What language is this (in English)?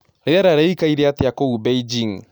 Kikuyu